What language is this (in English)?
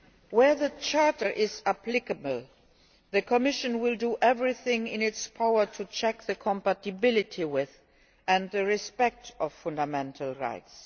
English